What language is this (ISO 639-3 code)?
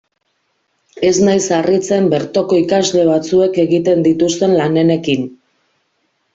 eus